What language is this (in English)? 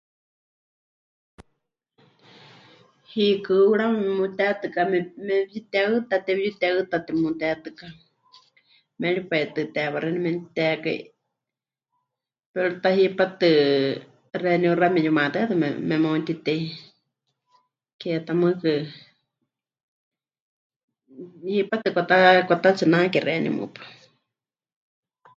Huichol